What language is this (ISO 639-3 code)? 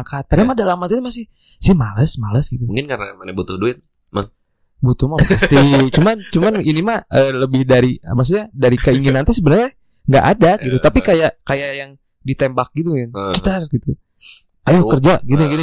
ind